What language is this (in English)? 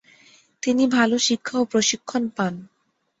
Bangla